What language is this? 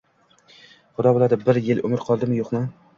Uzbek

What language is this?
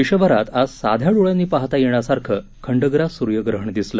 Marathi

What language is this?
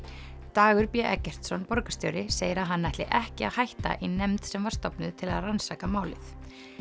Icelandic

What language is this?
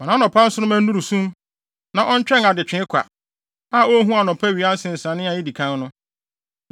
Akan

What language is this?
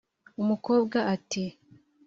Kinyarwanda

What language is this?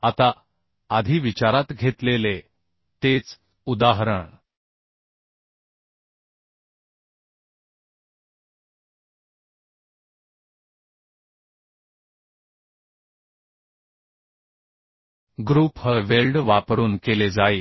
Marathi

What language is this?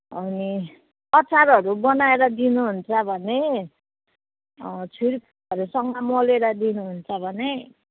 Nepali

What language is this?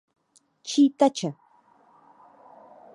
Czech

